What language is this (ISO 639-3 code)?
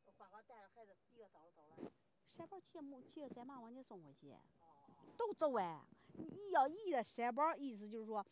zho